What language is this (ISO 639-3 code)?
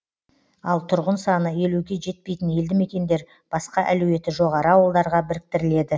kaz